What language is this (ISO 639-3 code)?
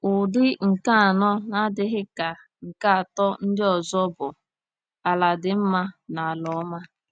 ibo